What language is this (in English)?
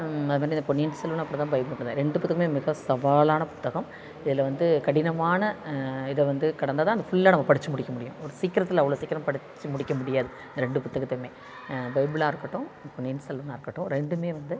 Tamil